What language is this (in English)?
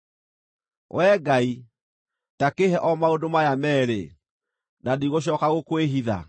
Kikuyu